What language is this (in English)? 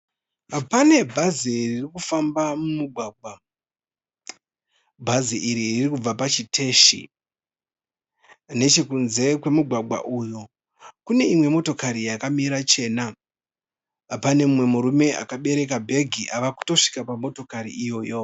Shona